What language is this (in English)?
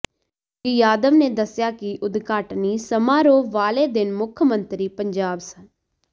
Punjabi